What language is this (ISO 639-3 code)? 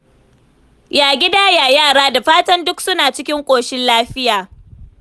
hau